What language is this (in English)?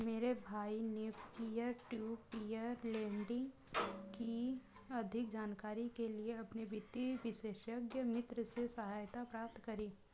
Hindi